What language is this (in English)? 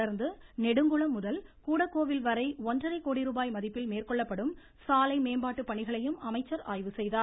Tamil